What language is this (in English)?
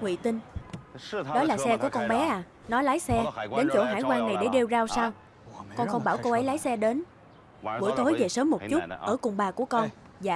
Vietnamese